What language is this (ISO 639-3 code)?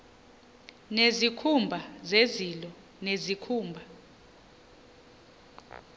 xho